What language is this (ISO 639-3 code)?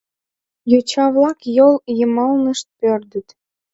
chm